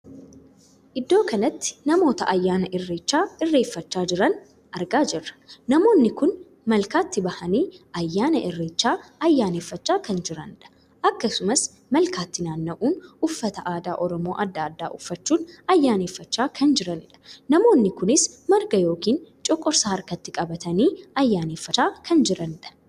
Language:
Oromo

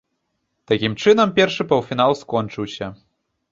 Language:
Belarusian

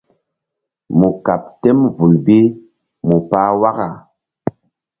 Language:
Mbum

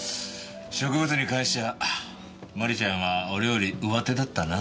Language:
Japanese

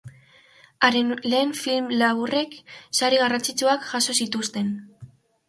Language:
Basque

